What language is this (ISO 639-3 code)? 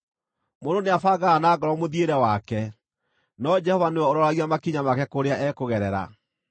kik